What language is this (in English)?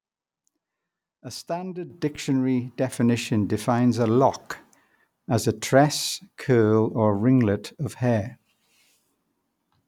English